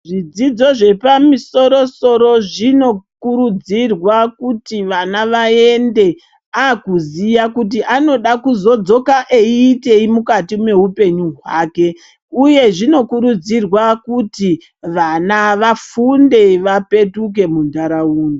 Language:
Ndau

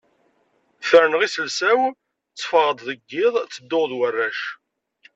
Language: Kabyle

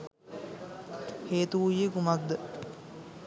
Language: Sinhala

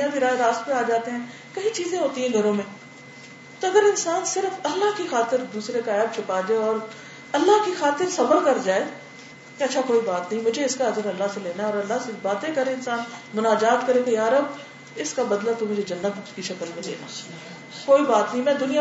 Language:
Urdu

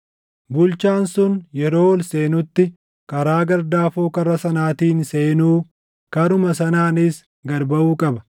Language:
Oromo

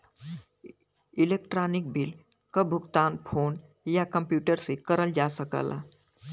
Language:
Bhojpuri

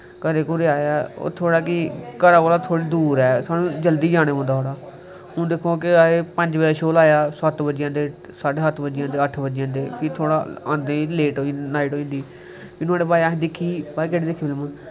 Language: Dogri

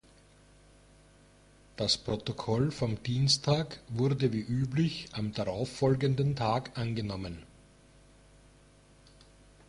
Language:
German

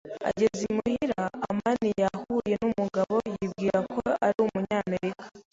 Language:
Kinyarwanda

